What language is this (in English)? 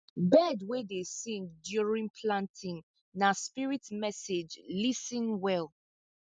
Nigerian Pidgin